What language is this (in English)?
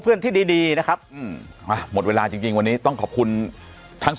Thai